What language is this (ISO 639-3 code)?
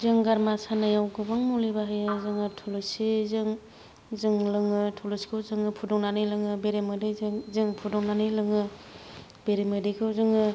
brx